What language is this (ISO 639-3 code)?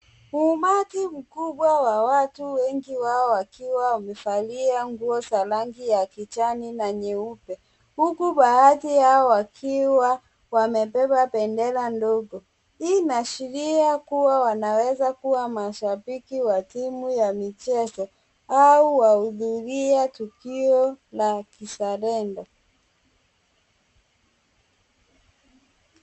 swa